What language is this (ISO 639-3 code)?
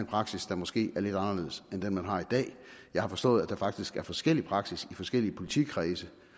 dan